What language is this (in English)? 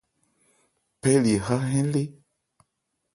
Ebrié